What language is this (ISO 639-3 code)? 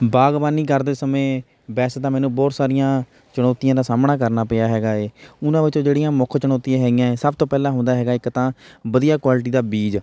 pan